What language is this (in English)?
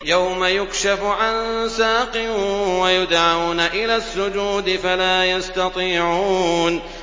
Arabic